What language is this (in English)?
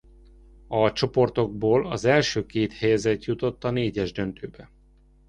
Hungarian